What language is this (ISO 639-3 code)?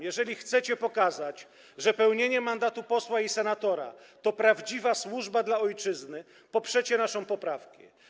pol